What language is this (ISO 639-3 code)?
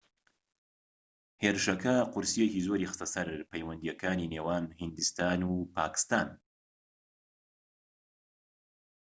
ckb